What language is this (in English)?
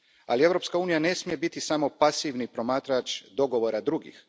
Croatian